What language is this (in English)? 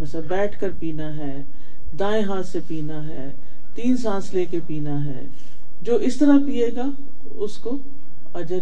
Urdu